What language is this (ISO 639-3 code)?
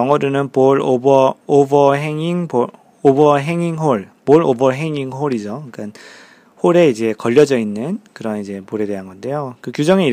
kor